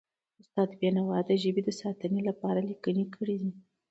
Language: Pashto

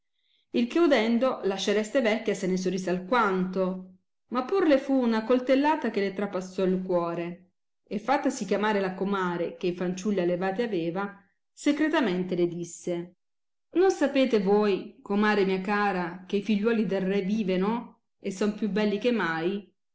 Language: Italian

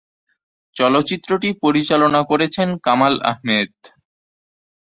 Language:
Bangla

